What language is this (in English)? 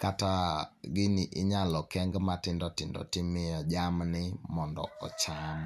Luo (Kenya and Tanzania)